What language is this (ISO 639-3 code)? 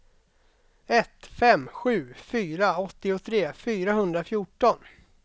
swe